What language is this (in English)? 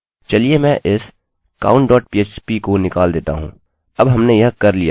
Hindi